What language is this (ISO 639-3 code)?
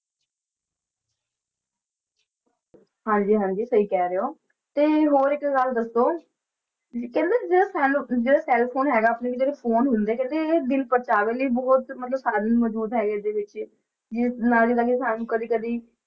pan